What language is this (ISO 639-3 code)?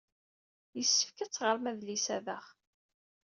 kab